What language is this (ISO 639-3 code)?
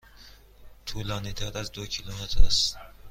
fas